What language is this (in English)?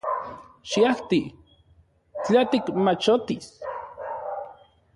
Central Puebla Nahuatl